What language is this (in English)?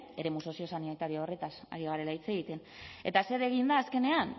Basque